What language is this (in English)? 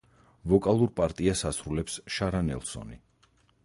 Georgian